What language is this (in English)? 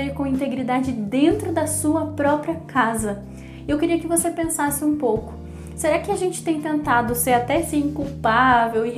Portuguese